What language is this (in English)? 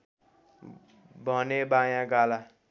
Nepali